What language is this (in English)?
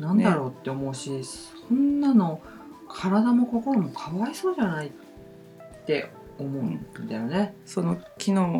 Japanese